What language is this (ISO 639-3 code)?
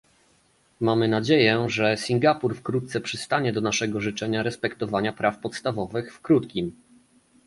pol